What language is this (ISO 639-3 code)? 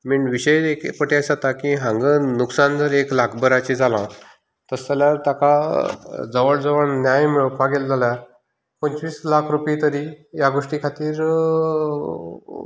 kok